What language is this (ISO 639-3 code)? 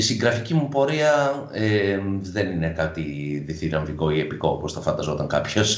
ell